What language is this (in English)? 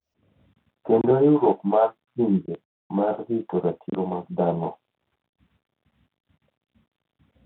Luo (Kenya and Tanzania)